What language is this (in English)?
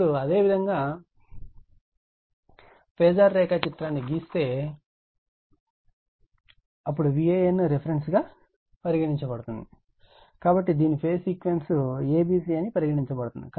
Telugu